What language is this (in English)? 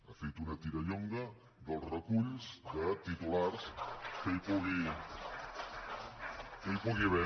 Catalan